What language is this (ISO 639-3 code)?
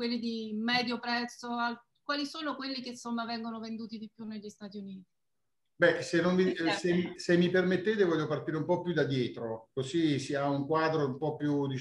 ita